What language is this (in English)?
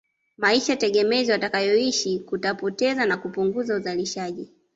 Swahili